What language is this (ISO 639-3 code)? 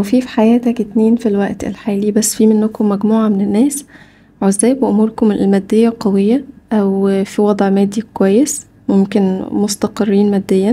ara